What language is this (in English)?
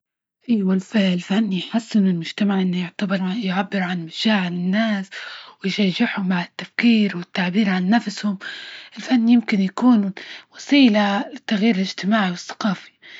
Libyan Arabic